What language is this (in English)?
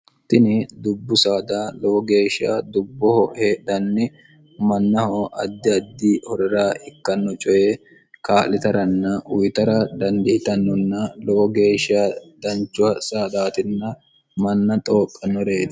Sidamo